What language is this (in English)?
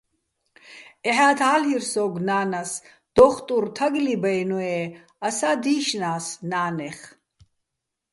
Bats